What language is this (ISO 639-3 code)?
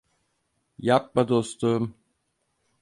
tur